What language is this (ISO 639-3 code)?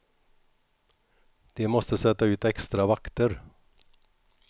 swe